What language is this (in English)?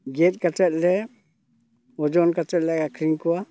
Santali